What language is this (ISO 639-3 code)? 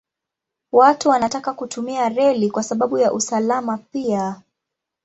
swa